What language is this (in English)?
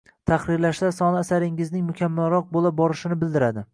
Uzbek